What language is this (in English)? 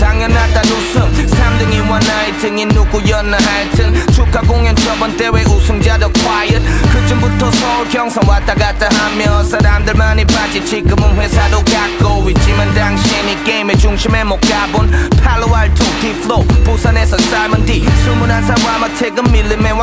Korean